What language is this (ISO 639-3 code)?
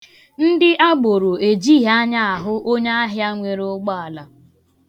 ibo